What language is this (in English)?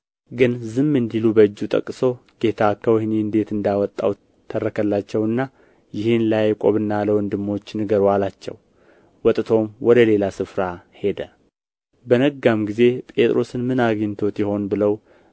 Amharic